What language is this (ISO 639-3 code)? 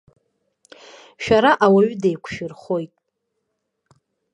abk